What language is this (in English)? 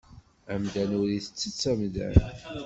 Kabyle